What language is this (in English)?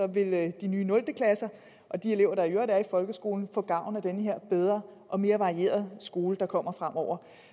Danish